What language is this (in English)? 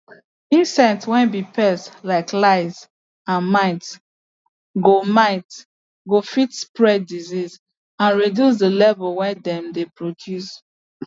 Nigerian Pidgin